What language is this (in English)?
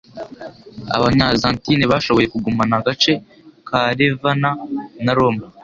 Kinyarwanda